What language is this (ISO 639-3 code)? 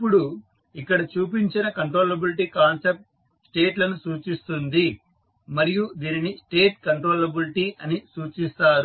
tel